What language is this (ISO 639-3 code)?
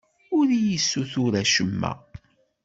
kab